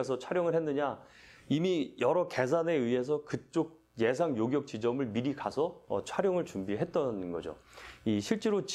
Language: Korean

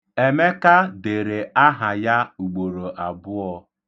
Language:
Igbo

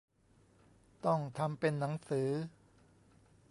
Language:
Thai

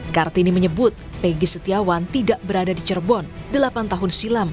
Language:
Indonesian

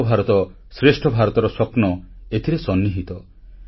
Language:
Odia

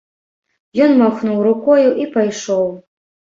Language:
Belarusian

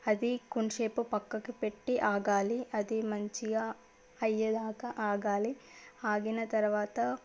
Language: Telugu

